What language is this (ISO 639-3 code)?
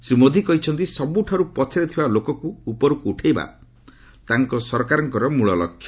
ori